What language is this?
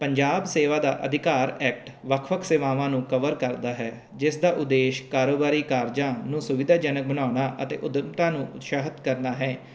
Punjabi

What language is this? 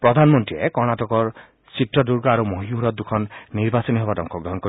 Assamese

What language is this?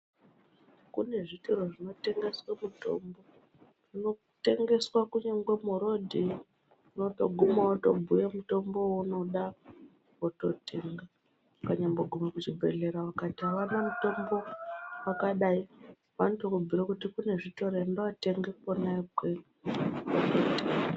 Ndau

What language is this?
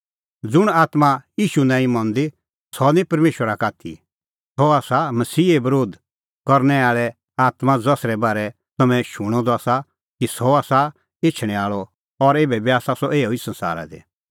Kullu Pahari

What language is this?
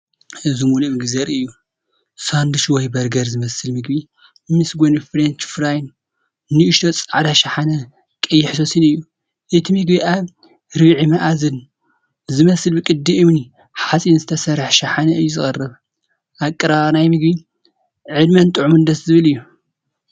Tigrinya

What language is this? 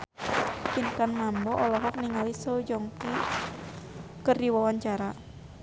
Sundanese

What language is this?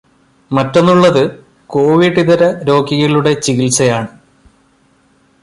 Malayalam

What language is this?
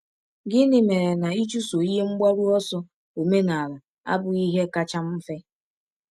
Igbo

